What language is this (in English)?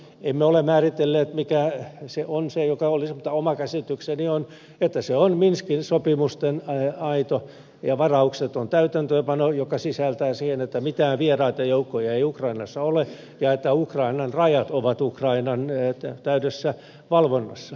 Finnish